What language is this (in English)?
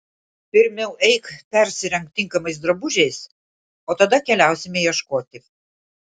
Lithuanian